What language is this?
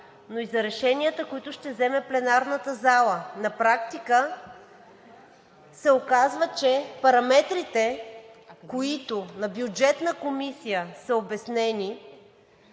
Bulgarian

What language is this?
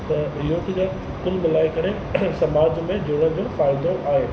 Sindhi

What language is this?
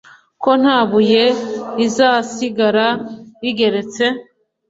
Kinyarwanda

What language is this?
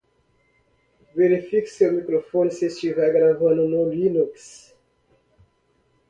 Portuguese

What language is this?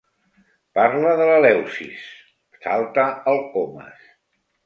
Catalan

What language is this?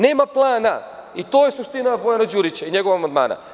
Serbian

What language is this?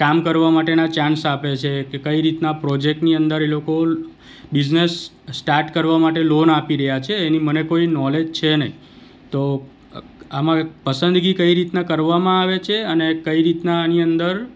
Gujarati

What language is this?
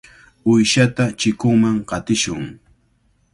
Cajatambo North Lima Quechua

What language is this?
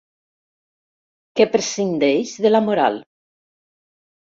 Catalan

